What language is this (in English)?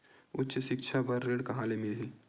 Chhattisgarhi